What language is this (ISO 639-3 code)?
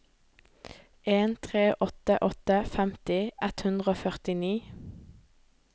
nor